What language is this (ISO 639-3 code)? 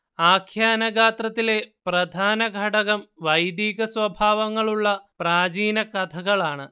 mal